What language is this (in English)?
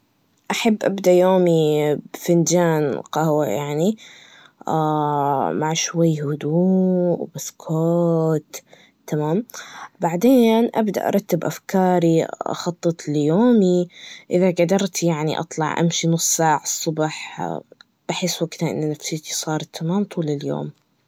Najdi Arabic